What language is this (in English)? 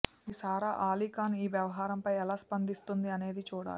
Telugu